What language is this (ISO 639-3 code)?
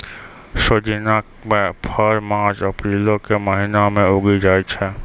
mai